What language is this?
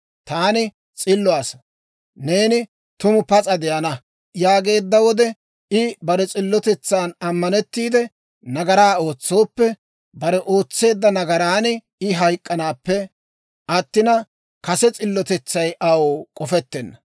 Dawro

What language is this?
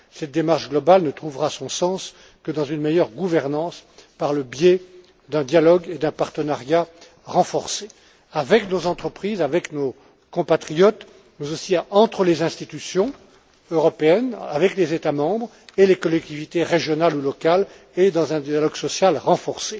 French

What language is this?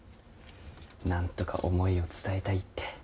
Japanese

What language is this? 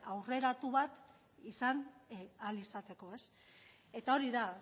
Basque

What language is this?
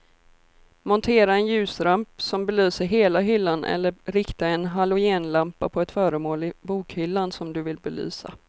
Swedish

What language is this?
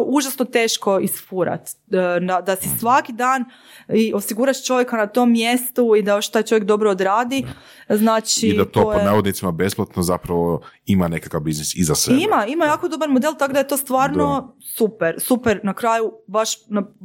Croatian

